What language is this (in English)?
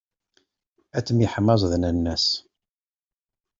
Kabyle